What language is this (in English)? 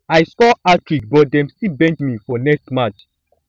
Nigerian Pidgin